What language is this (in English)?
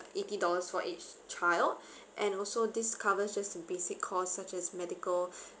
English